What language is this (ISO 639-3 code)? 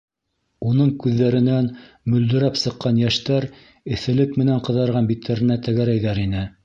bak